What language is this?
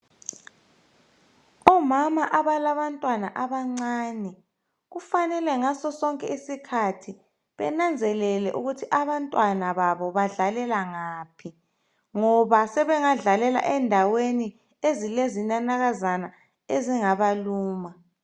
North Ndebele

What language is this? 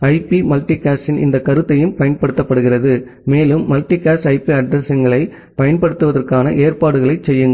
Tamil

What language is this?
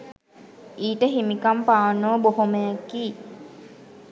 Sinhala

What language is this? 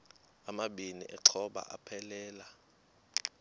Xhosa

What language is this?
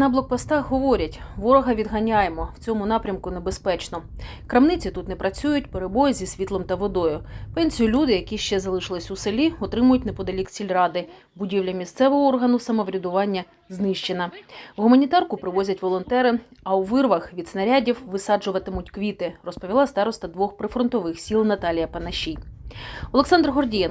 Ukrainian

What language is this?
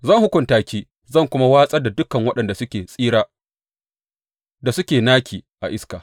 Hausa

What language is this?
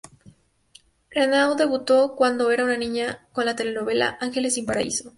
Spanish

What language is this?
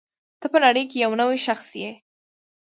Pashto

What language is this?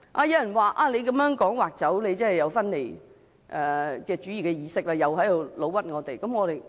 Cantonese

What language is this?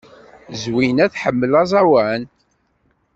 Kabyle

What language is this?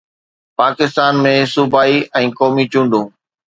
Sindhi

